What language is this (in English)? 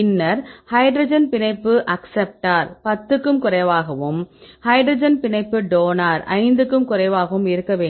Tamil